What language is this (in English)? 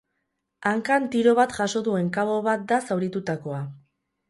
Basque